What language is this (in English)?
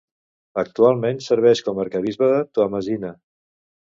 Catalan